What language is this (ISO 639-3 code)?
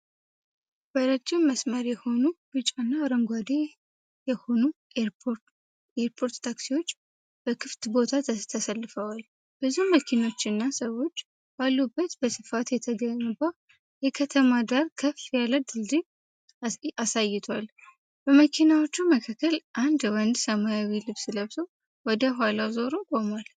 amh